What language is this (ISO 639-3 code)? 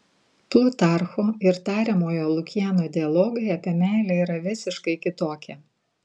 lit